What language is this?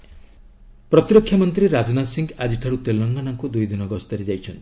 Odia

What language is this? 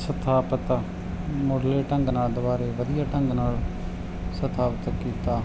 Punjabi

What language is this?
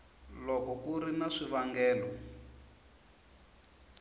Tsonga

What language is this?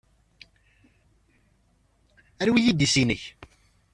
Kabyle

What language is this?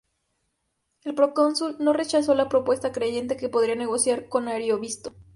Spanish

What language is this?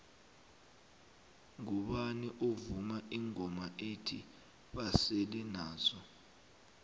South Ndebele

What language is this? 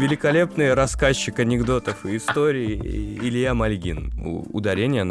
Russian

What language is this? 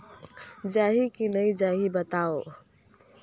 Chhattisgarhi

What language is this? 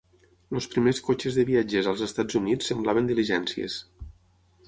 Catalan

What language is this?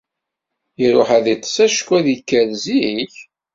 Kabyle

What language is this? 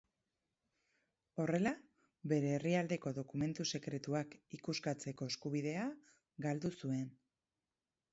Basque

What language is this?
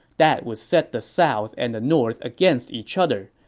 English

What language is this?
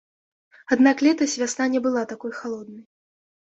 Belarusian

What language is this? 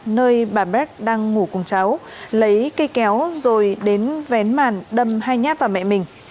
Vietnamese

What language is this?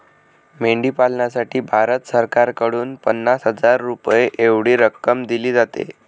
Marathi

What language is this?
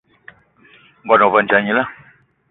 Eton (Cameroon)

